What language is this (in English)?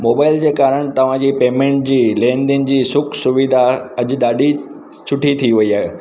Sindhi